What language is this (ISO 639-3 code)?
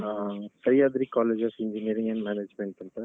kan